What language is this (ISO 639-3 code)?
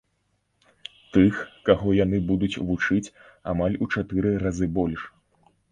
bel